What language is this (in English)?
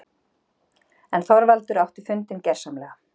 Icelandic